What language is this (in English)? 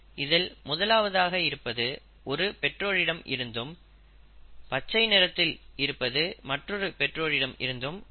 Tamil